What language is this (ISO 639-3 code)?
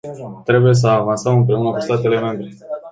ron